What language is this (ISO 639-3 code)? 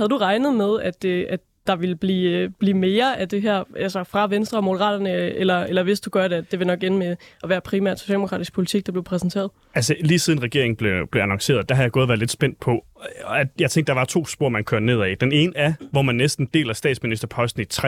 dan